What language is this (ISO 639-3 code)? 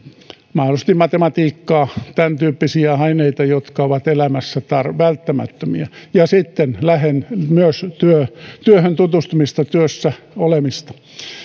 fin